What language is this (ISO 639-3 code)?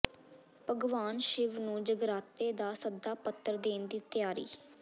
pan